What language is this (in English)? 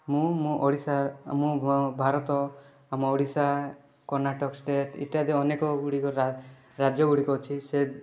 Odia